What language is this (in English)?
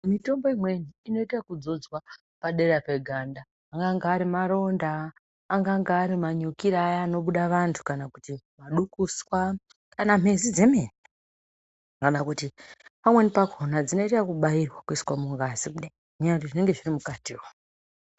Ndau